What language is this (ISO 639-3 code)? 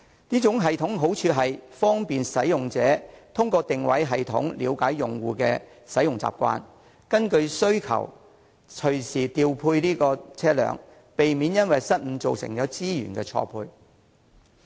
yue